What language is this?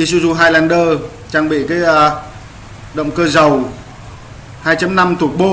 Vietnamese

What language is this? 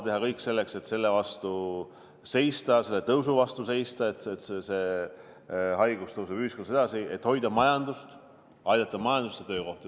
Estonian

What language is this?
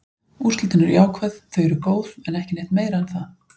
Icelandic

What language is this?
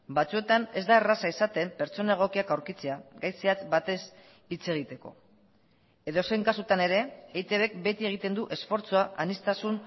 Basque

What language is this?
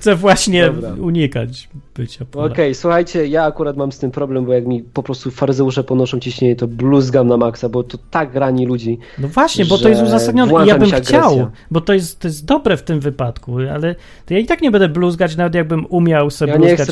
Polish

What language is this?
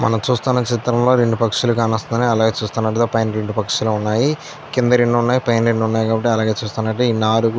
Telugu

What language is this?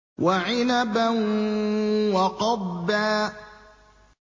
Arabic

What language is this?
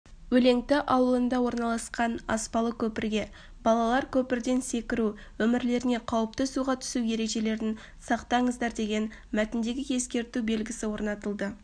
Kazakh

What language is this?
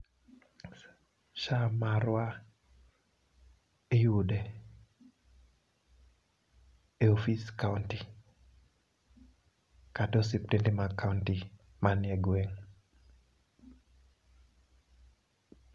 Luo (Kenya and Tanzania)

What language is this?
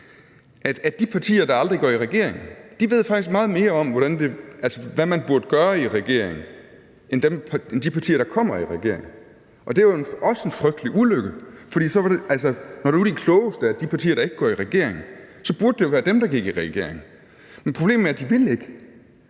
Danish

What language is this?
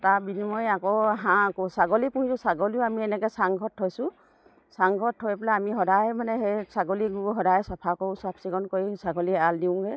Assamese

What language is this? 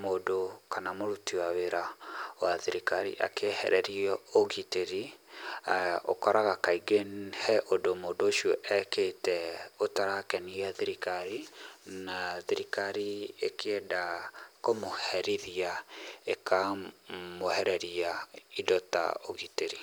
Kikuyu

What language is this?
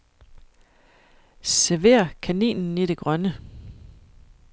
Danish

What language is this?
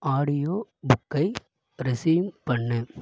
Tamil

